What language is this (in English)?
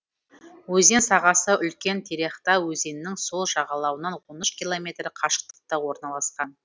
Kazakh